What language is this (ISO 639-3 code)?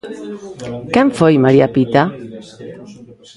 glg